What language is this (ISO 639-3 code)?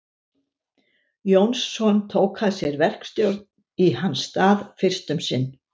isl